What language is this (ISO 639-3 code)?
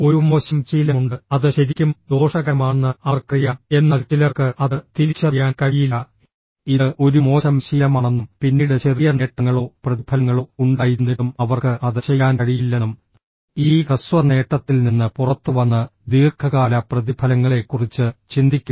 mal